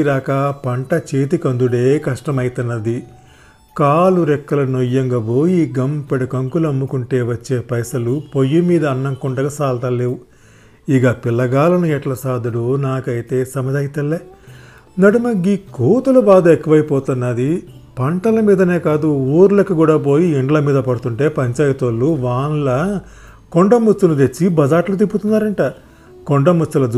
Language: Telugu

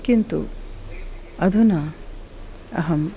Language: Sanskrit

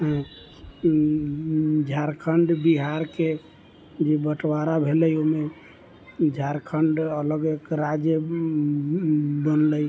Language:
Maithili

